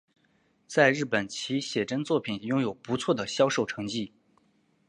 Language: Chinese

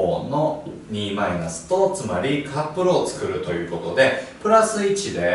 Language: Japanese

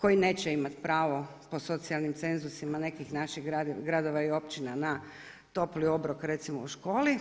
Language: Croatian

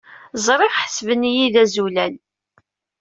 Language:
Kabyle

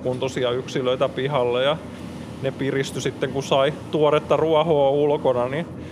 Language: Finnish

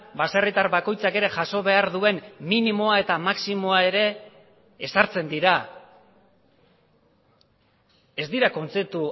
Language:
Basque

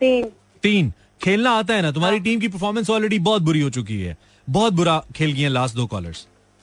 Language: Hindi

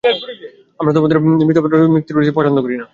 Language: Bangla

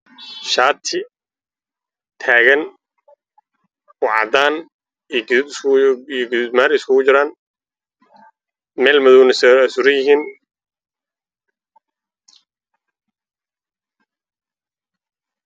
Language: Somali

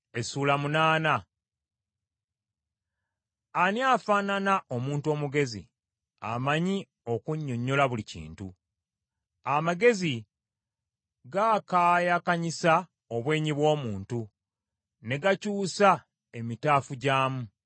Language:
Ganda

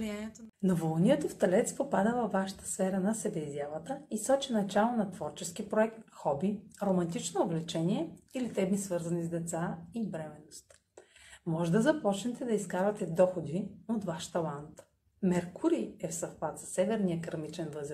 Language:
Bulgarian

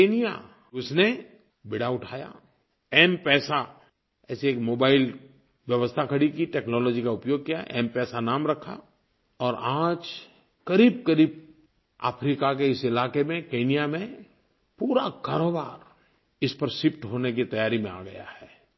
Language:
Hindi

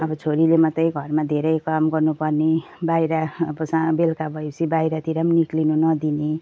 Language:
Nepali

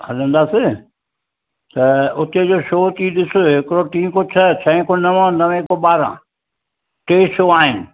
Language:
Sindhi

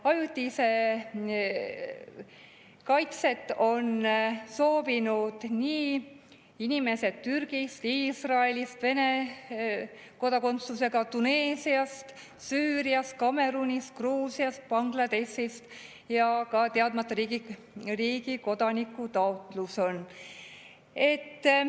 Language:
Estonian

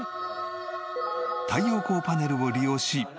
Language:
Japanese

